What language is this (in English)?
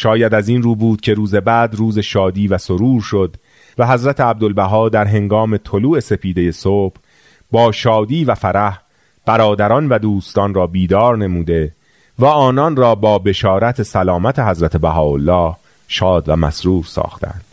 Persian